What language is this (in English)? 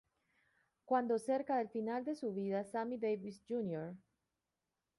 Spanish